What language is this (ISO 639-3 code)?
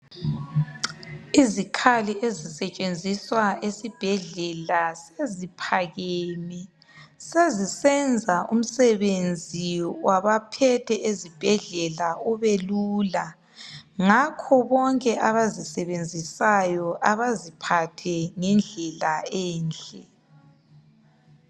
nde